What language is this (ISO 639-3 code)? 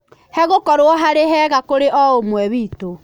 kik